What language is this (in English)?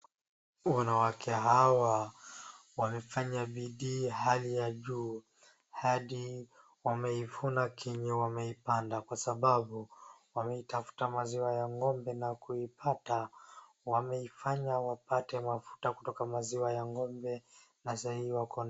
Swahili